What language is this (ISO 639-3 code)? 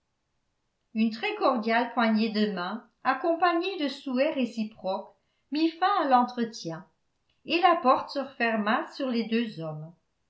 fra